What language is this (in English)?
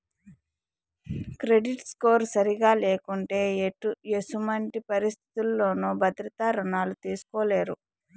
Telugu